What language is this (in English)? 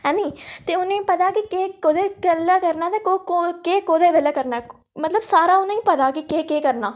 Dogri